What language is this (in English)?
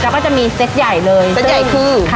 Thai